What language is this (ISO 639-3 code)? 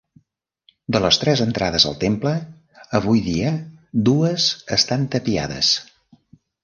cat